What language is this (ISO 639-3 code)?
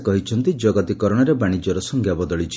ori